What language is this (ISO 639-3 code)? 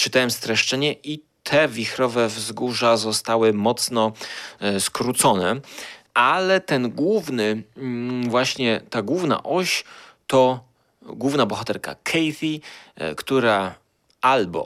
pol